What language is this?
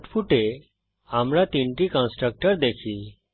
Bangla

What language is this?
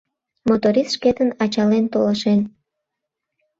Mari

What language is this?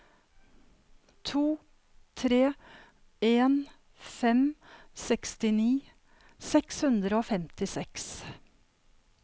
Norwegian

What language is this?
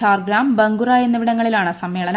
Malayalam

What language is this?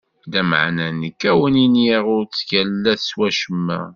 Kabyle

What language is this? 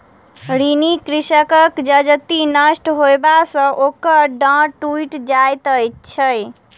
Maithili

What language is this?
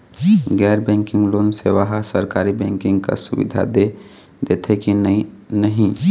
Chhattisgarhi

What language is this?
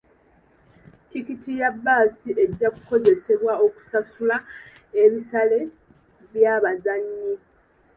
Ganda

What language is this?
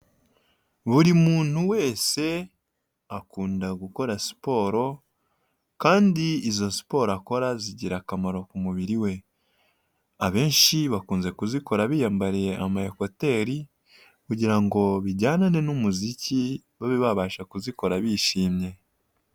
Kinyarwanda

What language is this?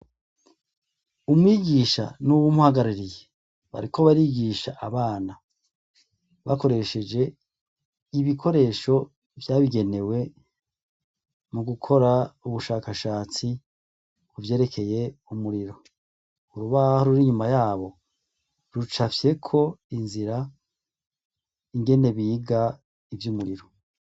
Rundi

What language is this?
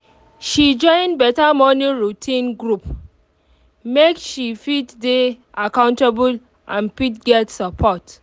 Nigerian Pidgin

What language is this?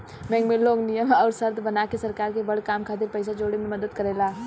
Bhojpuri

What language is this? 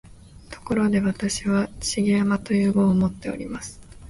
Japanese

